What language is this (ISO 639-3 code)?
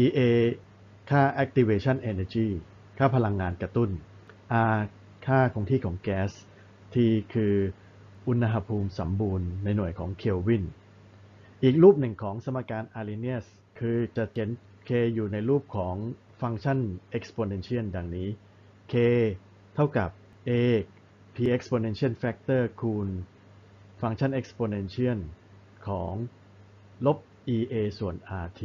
tha